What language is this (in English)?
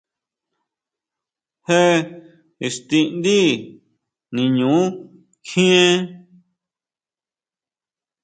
Huautla Mazatec